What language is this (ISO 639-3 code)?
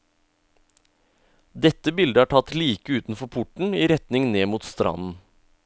nor